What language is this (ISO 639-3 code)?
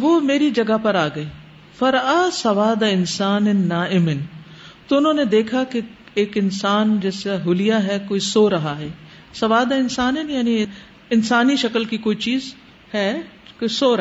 urd